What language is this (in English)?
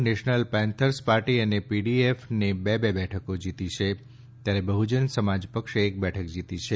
Gujarati